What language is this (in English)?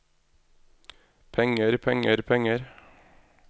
Norwegian